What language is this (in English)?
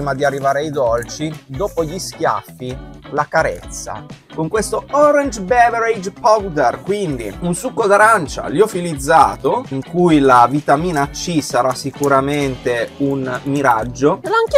Italian